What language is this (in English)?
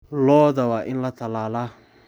Somali